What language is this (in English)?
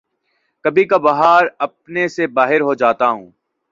Urdu